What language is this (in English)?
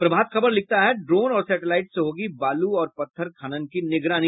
Hindi